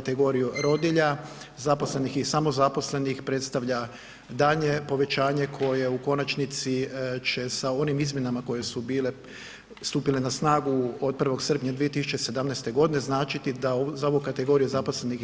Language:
Croatian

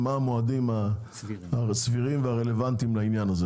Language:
Hebrew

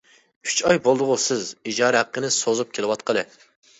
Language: Uyghur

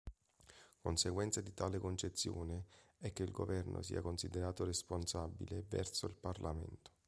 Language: Italian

